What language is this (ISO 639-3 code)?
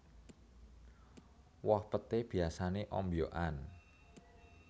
jav